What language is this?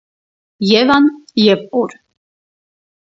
Armenian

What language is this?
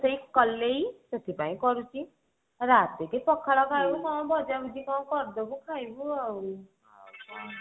Odia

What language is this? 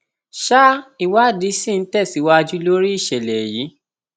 Yoruba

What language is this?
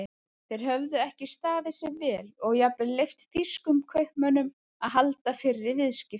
Icelandic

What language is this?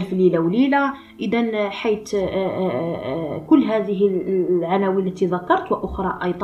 Arabic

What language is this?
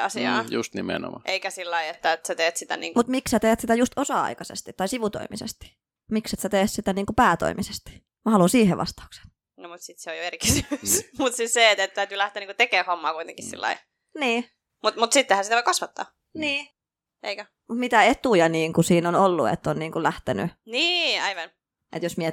Finnish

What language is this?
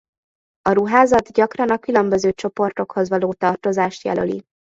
Hungarian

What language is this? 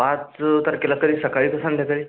Marathi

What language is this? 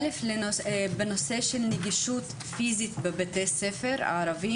Hebrew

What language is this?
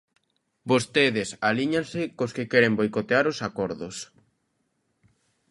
Galician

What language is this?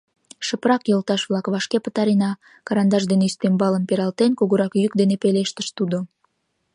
Mari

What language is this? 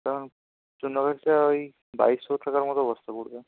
Bangla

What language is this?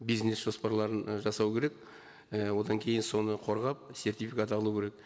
Kazakh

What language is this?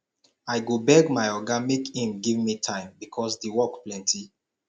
Nigerian Pidgin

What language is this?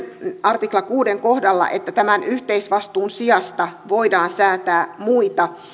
Finnish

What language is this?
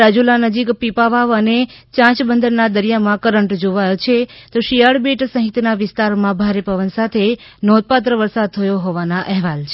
Gujarati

